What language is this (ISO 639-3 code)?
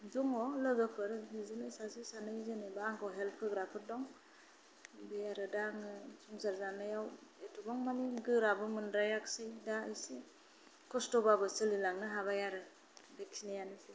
brx